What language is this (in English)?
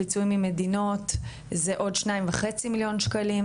Hebrew